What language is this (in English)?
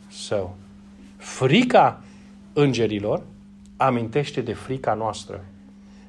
Romanian